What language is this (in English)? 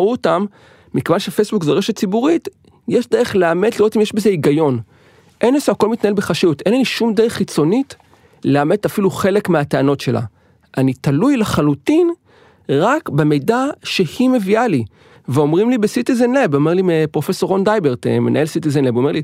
Hebrew